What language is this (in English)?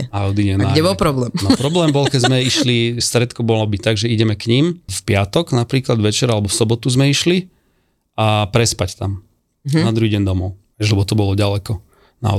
Slovak